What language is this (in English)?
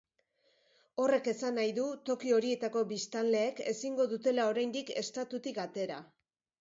Basque